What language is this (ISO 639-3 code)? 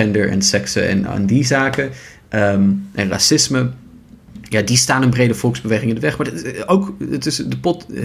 nld